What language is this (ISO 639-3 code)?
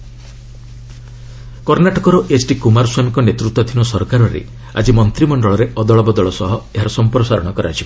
ori